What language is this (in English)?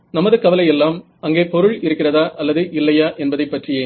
Tamil